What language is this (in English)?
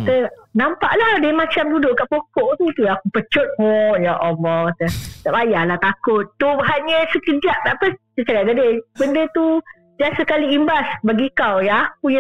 Malay